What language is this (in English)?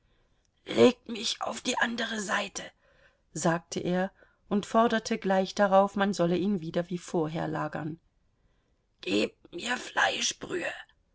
German